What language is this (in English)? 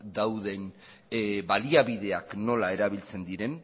Basque